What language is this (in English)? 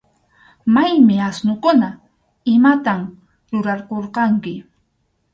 Arequipa-La Unión Quechua